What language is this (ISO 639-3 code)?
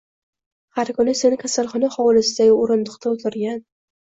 uzb